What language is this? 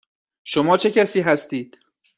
Persian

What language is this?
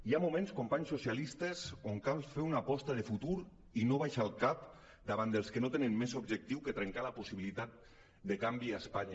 Catalan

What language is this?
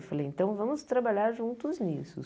Portuguese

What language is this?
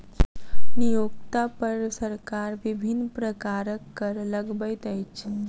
Maithili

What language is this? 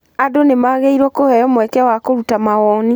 Kikuyu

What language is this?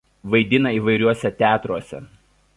Lithuanian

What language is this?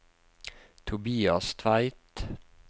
Norwegian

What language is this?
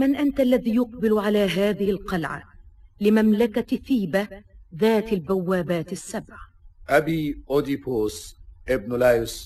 Arabic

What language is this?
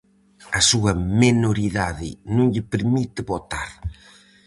Galician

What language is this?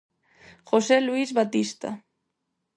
Galician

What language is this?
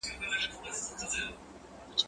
Pashto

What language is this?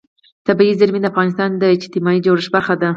Pashto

